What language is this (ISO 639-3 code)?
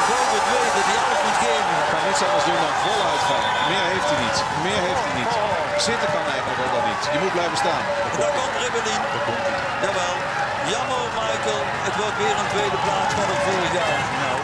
nld